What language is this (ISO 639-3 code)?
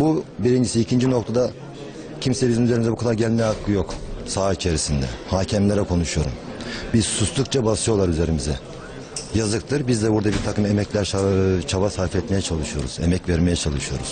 tur